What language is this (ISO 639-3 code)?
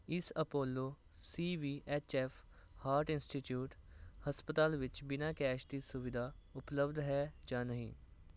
pan